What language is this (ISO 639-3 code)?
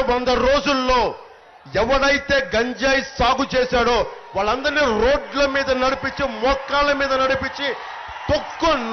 tel